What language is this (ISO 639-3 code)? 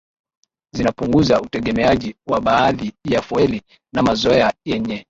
swa